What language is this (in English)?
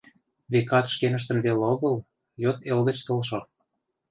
Mari